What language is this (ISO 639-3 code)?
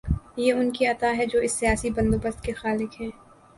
urd